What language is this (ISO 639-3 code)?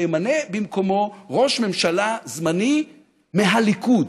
heb